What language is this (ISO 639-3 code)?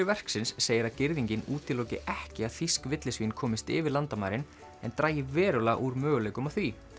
isl